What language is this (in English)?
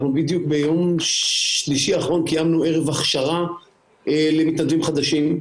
Hebrew